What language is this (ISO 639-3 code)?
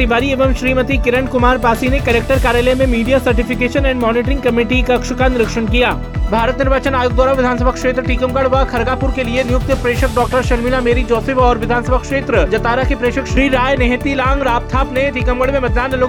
hin